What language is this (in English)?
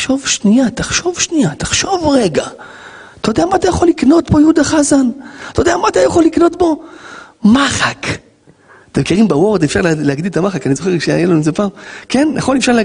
Hebrew